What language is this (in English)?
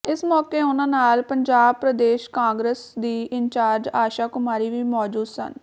Punjabi